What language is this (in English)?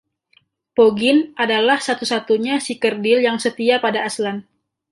Indonesian